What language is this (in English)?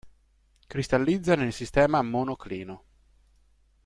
Italian